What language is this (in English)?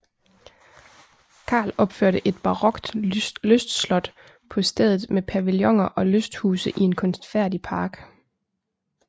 Danish